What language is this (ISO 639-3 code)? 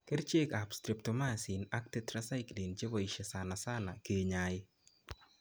kln